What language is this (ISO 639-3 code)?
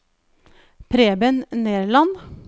nor